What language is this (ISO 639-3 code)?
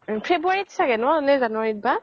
asm